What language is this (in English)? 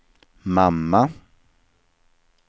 Swedish